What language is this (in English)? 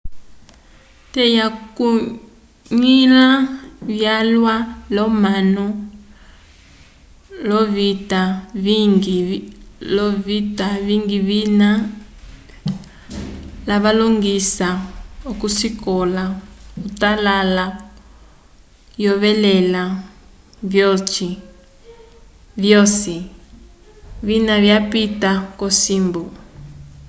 Umbundu